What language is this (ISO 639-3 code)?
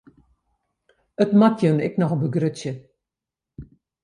fry